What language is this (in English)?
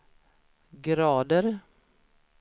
Swedish